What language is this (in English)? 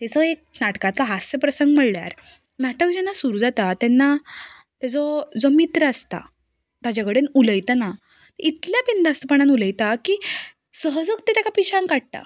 Konkani